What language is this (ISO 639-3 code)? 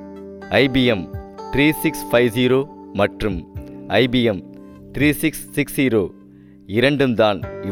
tam